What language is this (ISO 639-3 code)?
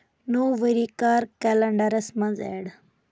kas